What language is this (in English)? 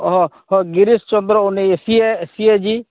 Santali